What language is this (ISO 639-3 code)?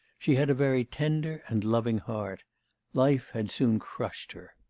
eng